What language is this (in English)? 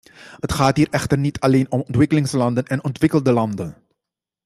Dutch